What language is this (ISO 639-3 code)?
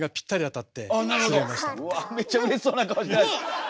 jpn